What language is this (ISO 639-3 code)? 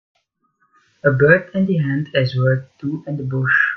eng